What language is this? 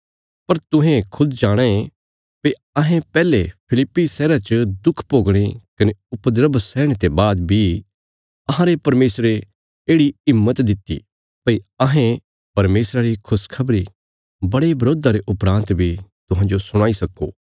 Bilaspuri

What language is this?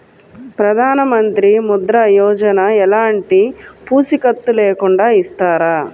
Telugu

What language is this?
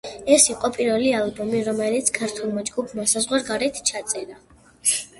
Georgian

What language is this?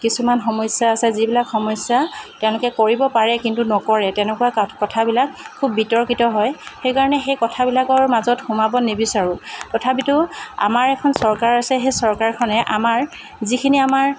Assamese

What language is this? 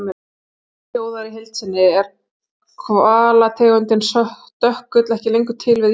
Icelandic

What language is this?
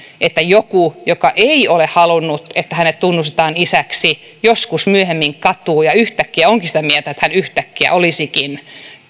Finnish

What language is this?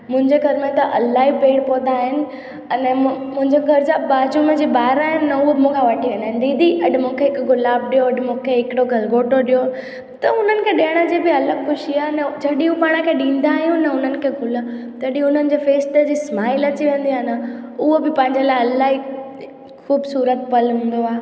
Sindhi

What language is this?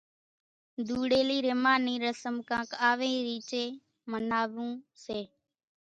Kachi Koli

